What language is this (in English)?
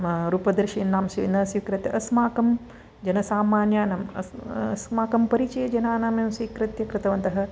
Sanskrit